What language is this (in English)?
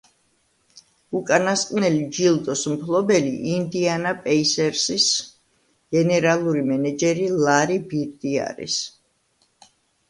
Georgian